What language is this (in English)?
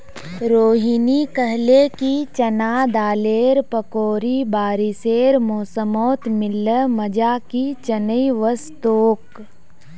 Magahi